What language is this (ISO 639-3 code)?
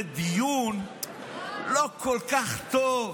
heb